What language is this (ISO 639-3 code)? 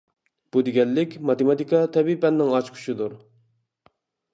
uig